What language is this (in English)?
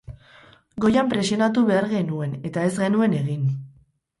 Basque